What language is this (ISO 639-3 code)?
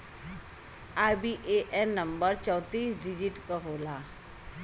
bho